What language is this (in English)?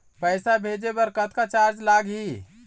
Chhattisgarhi